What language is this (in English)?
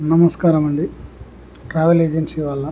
Telugu